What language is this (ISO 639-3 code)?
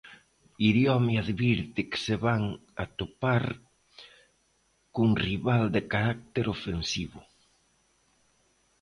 glg